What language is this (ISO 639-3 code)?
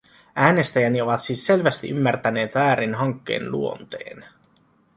fin